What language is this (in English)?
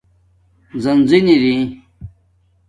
Domaaki